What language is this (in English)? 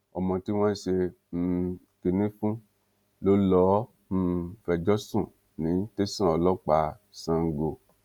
Yoruba